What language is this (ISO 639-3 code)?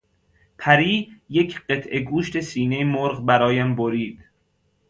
fas